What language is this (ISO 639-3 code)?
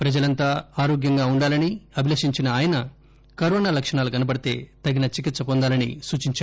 tel